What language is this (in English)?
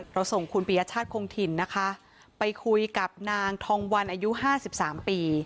Thai